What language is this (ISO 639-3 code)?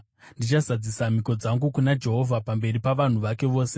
sna